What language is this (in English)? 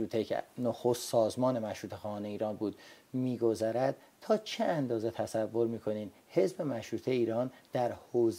Persian